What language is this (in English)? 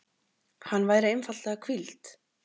Icelandic